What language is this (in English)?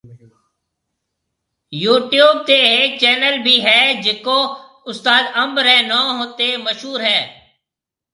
Marwari (Pakistan)